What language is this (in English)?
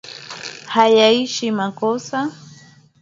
Swahili